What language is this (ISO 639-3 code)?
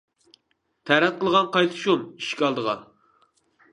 uig